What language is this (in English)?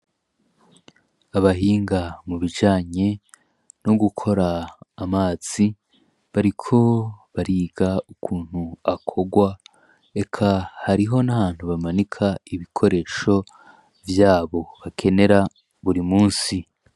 Rundi